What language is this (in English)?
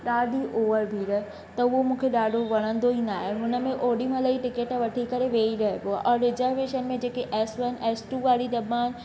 Sindhi